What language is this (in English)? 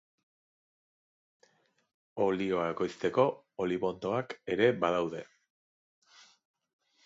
Basque